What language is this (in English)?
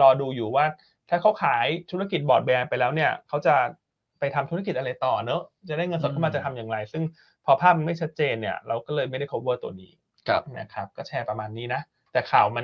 Thai